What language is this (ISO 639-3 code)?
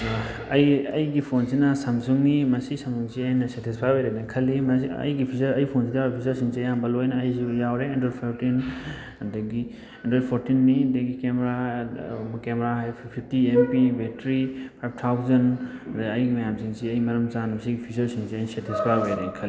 mni